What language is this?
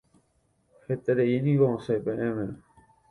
Guarani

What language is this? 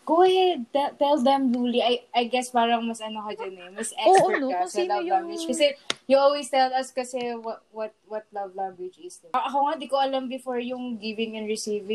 Filipino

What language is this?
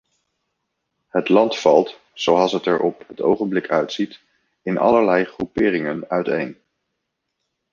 Dutch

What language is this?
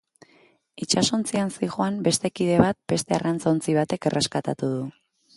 Basque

